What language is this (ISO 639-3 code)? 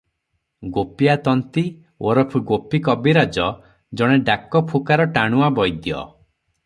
ori